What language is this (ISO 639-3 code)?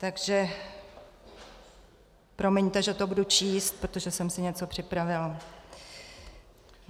ces